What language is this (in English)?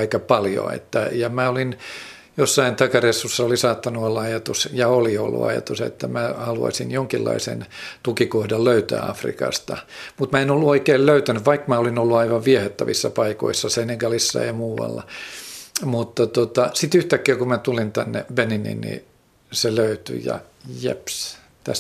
Finnish